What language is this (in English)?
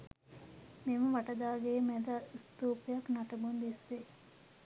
Sinhala